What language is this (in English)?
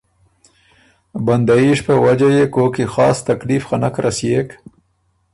Ormuri